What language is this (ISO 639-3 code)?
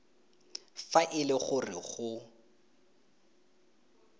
tsn